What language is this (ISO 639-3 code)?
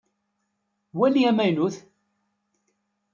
kab